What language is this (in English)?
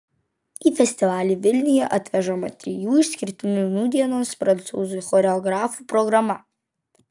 Lithuanian